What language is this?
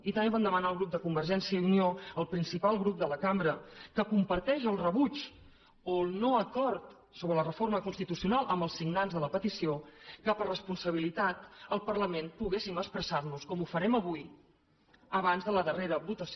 Catalan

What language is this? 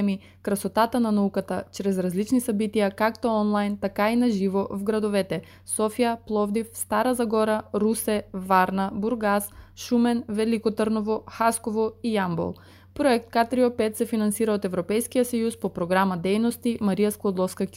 Bulgarian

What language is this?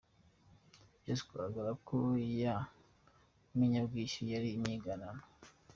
Kinyarwanda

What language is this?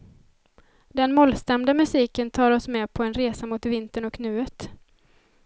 Swedish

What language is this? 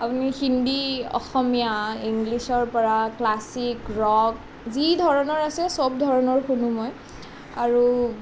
Assamese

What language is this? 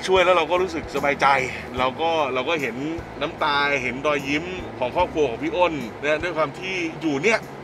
Thai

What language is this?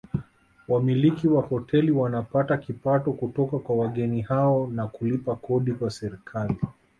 Swahili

